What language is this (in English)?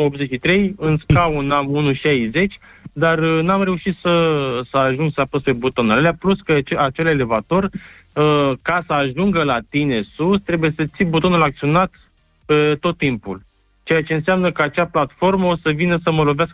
Romanian